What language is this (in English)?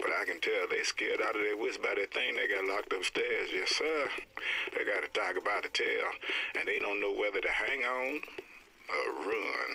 Turkish